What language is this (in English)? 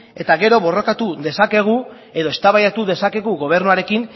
Basque